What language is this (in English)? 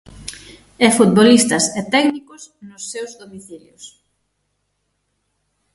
Galician